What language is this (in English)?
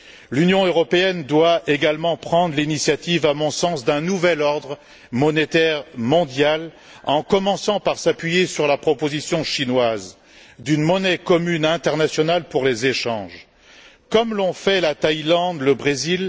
French